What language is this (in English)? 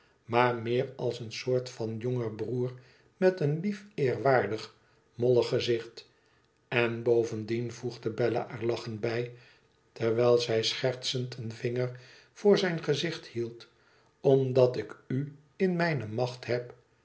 Dutch